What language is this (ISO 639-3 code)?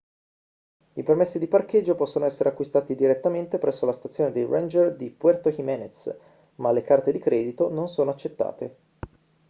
ita